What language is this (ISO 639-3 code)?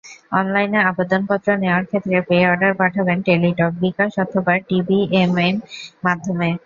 ben